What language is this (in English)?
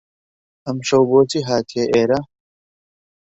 Central Kurdish